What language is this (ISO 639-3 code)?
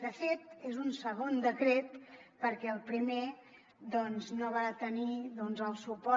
cat